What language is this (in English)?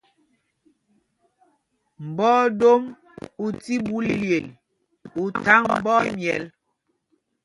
Mpumpong